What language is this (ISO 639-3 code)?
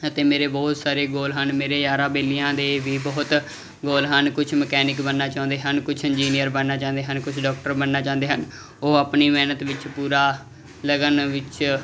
pan